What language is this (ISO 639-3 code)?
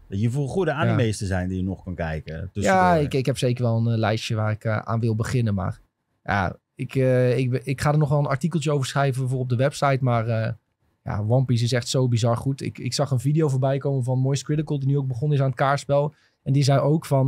nld